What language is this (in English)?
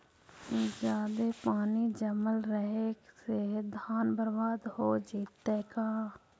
Magahi